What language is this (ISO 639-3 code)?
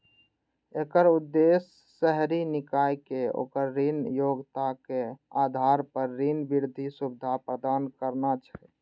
mai